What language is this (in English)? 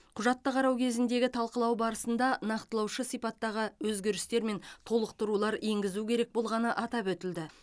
Kazakh